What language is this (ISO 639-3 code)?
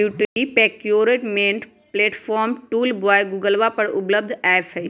mag